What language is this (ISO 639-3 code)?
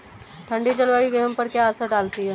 hin